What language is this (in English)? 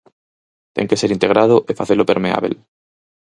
Galician